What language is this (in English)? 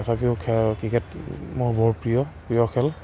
Assamese